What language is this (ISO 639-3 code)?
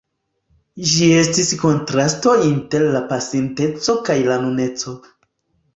epo